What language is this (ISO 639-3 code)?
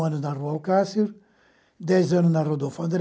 por